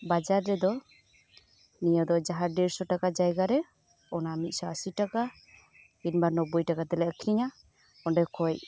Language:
Santali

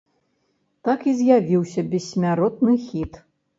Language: Belarusian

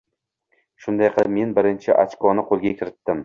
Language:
Uzbek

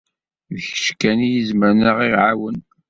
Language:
Kabyle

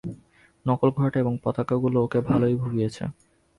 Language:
Bangla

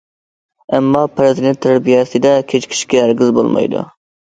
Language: Uyghur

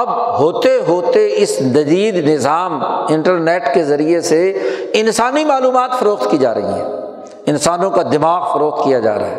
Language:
Urdu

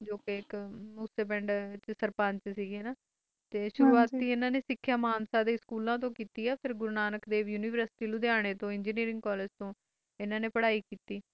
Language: Punjabi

